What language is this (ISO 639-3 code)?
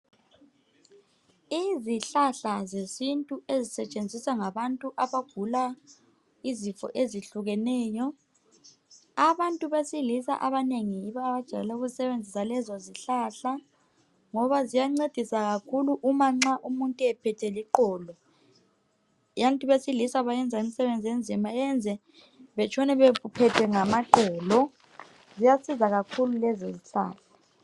nde